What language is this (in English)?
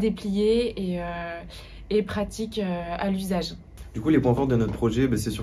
French